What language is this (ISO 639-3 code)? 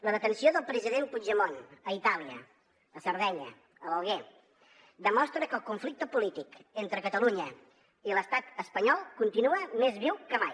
cat